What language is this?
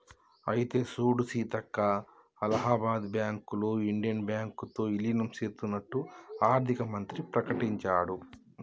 Telugu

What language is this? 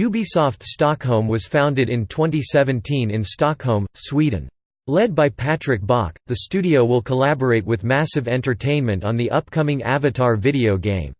English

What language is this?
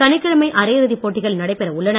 Tamil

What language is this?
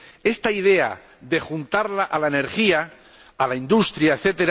Spanish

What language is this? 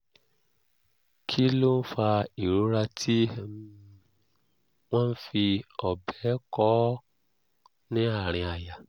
Yoruba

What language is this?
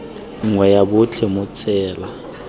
Tswana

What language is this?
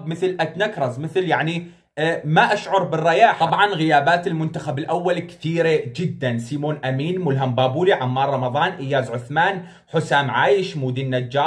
Arabic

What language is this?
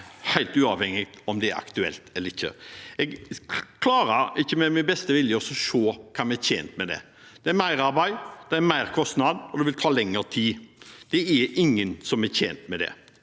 Norwegian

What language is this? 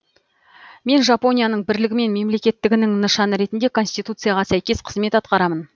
Kazakh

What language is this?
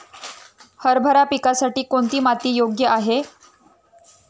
Marathi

